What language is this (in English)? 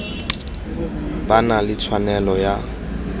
Tswana